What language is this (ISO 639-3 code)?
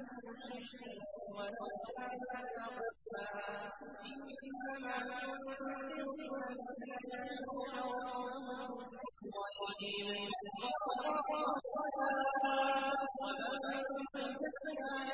ara